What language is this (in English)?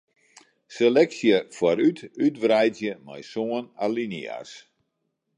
Western Frisian